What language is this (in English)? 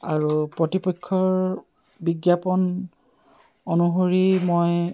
Assamese